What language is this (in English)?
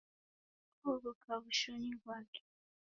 Taita